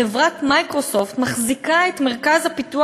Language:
Hebrew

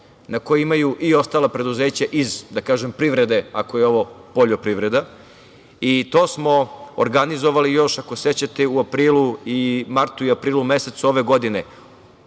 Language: Serbian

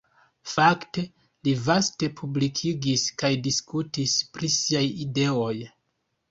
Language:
Esperanto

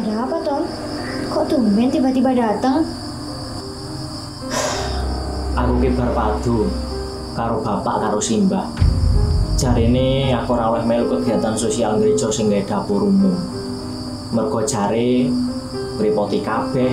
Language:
Indonesian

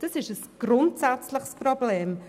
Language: Swiss German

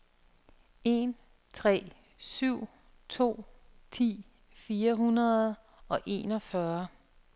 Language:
Danish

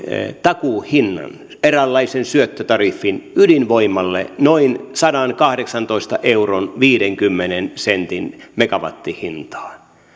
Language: Finnish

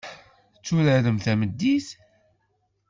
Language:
Kabyle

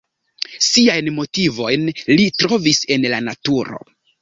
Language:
Esperanto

